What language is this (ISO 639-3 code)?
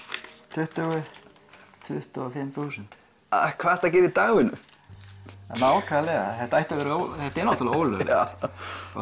isl